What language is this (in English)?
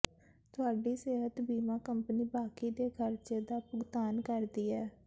Punjabi